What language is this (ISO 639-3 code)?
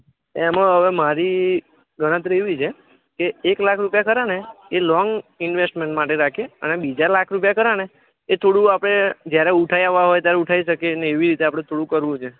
guj